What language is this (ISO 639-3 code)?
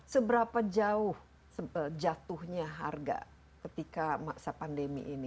ind